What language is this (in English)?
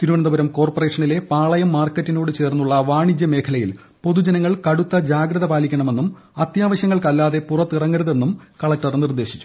Malayalam